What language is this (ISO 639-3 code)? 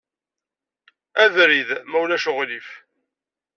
kab